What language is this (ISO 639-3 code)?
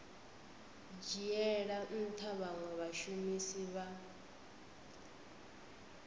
ven